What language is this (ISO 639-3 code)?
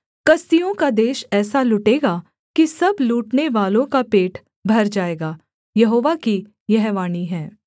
hin